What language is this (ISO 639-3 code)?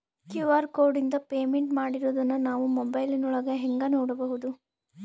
kan